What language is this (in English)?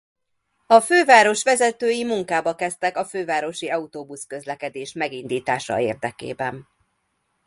Hungarian